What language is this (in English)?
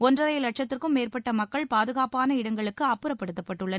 Tamil